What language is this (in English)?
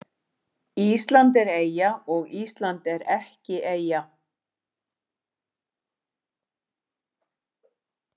Icelandic